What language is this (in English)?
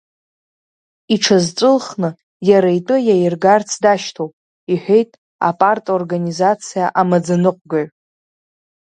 Abkhazian